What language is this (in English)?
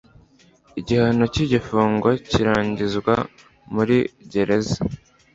Kinyarwanda